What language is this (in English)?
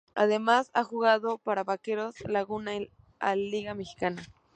Spanish